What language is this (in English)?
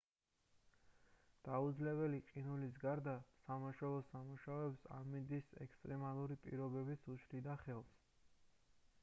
Georgian